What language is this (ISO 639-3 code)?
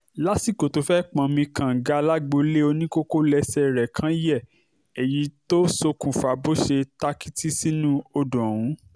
yor